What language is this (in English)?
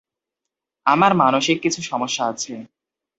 Bangla